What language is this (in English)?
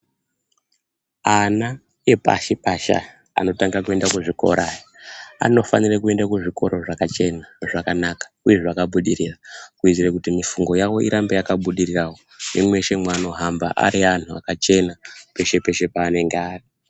Ndau